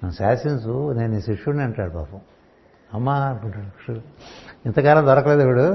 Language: Telugu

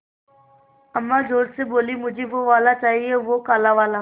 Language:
Hindi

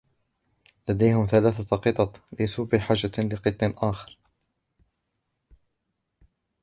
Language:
Arabic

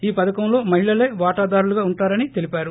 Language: Telugu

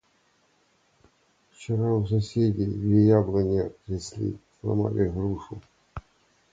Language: Russian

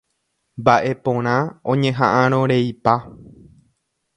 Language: Guarani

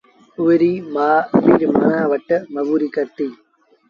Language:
Sindhi Bhil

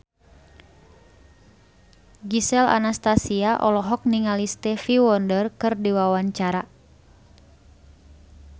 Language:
Sundanese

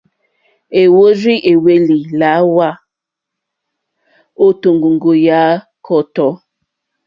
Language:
Mokpwe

